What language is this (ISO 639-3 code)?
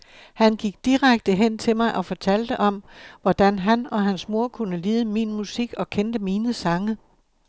dan